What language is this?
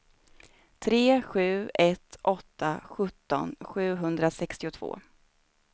Swedish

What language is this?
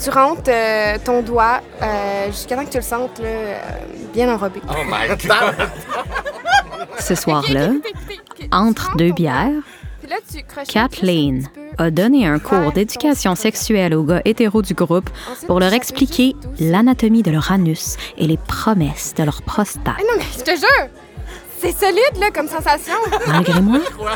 French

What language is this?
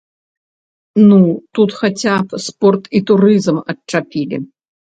Belarusian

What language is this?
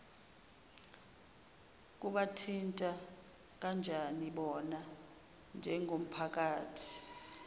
Zulu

